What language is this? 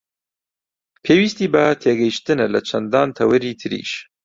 Central Kurdish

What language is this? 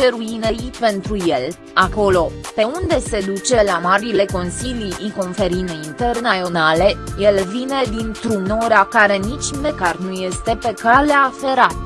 Romanian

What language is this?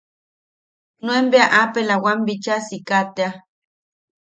Yaqui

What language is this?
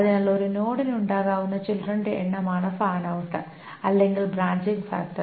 Malayalam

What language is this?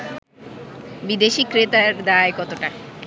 Bangla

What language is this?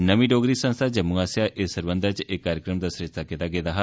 Dogri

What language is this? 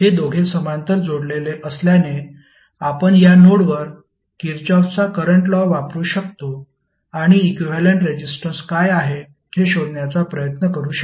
Marathi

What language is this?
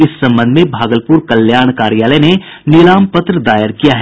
Hindi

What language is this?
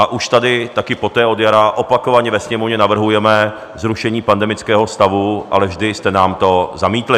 Czech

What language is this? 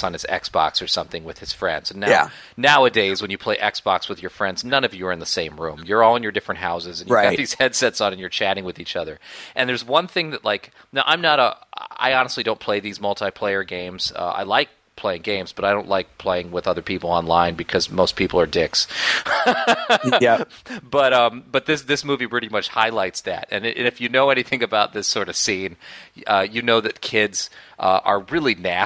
English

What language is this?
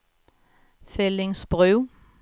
Swedish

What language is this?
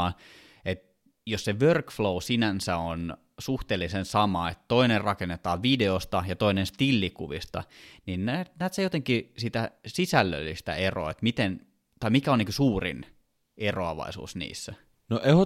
Finnish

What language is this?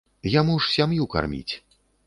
Belarusian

